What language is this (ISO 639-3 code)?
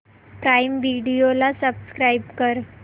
mar